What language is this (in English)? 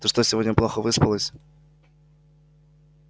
Russian